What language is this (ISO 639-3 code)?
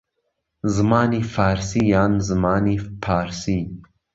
ckb